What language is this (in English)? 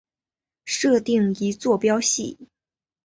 Chinese